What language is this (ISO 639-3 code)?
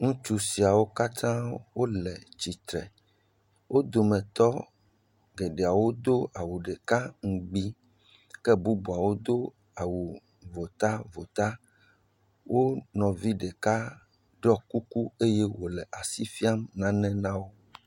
ewe